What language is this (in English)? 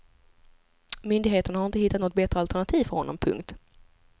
Swedish